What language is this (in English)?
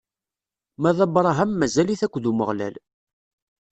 Kabyle